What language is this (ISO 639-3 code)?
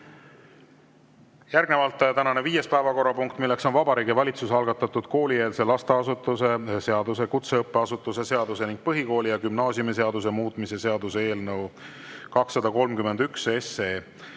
est